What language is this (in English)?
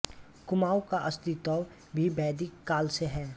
Hindi